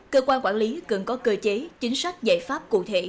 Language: Vietnamese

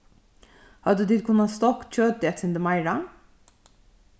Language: Faroese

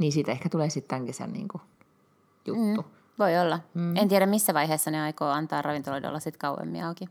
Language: Finnish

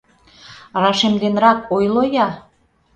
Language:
Mari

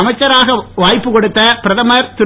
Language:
Tamil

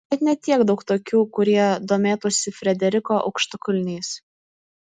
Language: Lithuanian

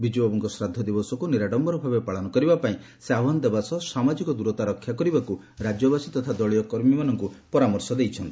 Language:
Odia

